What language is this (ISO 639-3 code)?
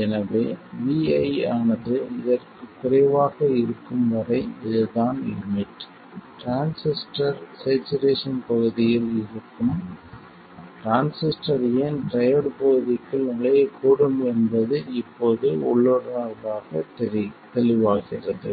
tam